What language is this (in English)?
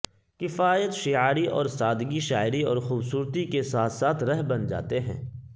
Urdu